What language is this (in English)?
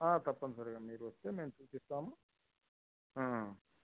Telugu